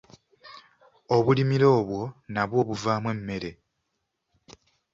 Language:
Ganda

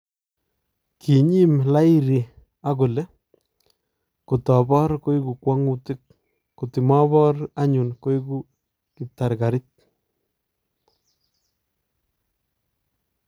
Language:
Kalenjin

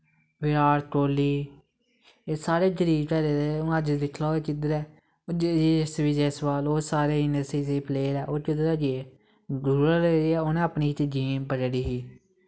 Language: Dogri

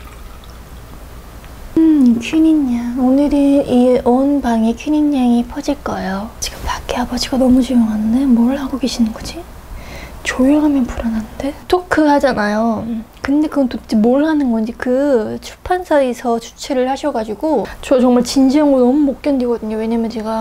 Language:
Korean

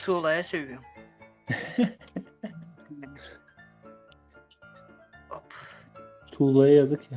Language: Turkish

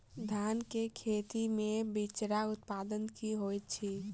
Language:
Maithili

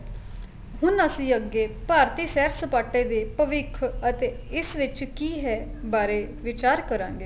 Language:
Punjabi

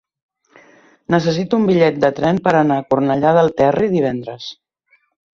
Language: Catalan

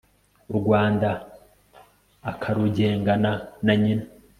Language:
Kinyarwanda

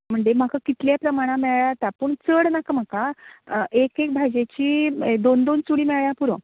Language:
Konkani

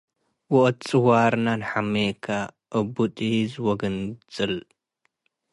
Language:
Tigre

